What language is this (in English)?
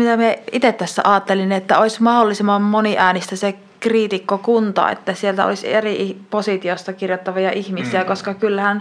Finnish